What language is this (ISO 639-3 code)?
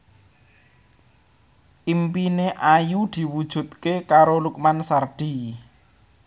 jav